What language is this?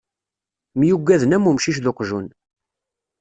Kabyle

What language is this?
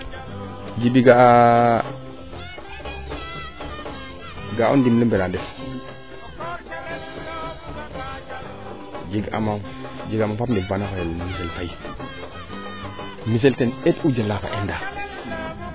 Serer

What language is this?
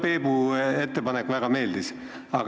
Estonian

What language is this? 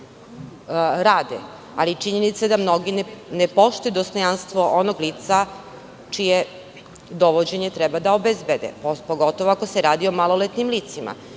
Serbian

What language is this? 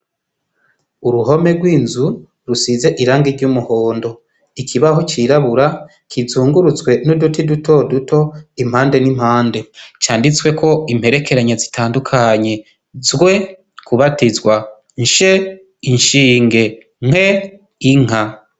Rundi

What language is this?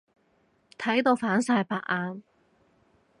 Cantonese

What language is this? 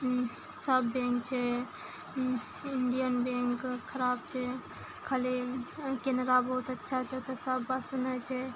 Maithili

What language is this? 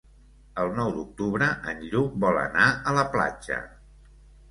Catalan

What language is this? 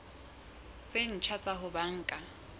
Southern Sotho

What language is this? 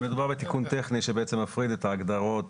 Hebrew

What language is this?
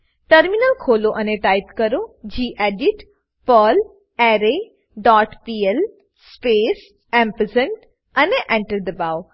Gujarati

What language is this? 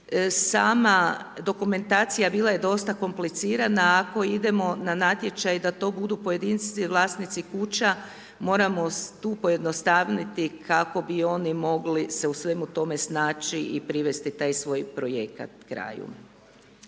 Croatian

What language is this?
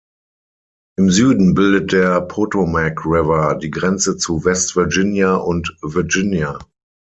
German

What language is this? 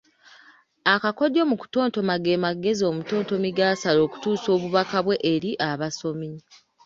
Ganda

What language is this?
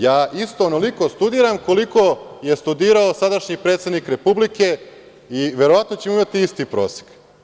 Serbian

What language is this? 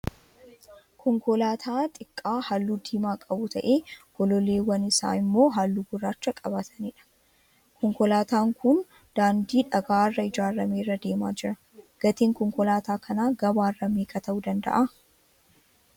Oromo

